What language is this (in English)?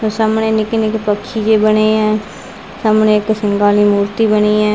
Punjabi